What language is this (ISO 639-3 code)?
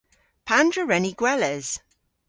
cor